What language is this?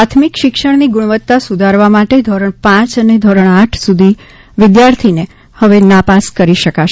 Gujarati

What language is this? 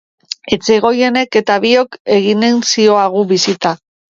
Basque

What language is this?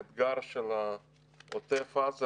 Hebrew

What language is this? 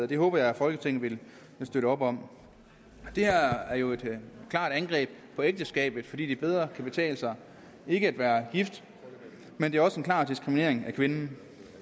Danish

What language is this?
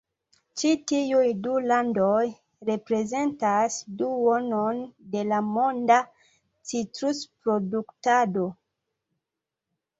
Esperanto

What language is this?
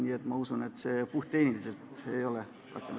Estonian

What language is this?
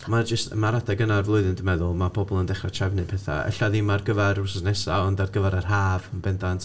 Welsh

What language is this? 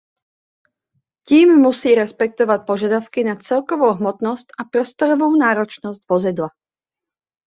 Czech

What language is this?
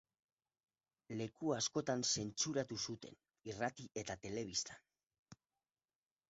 Basque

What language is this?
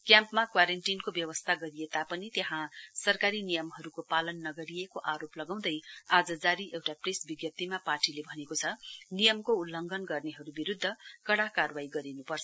Nepali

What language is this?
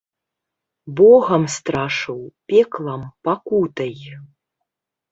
Belarusian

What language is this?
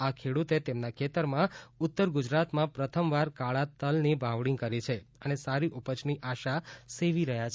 Gujarati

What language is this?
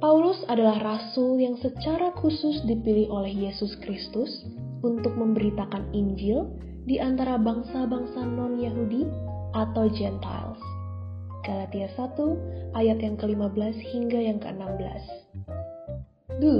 Indonesian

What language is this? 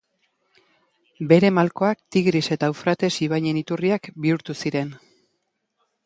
Basque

